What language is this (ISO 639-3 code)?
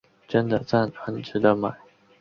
zho